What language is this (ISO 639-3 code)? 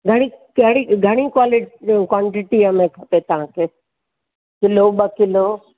snd